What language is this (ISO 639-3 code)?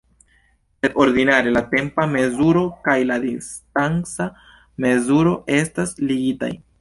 epo